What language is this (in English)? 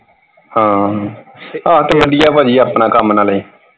Punjabi